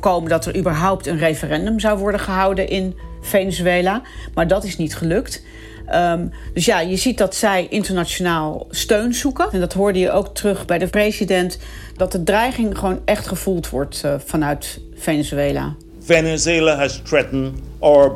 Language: Dutch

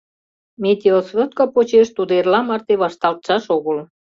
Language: Mari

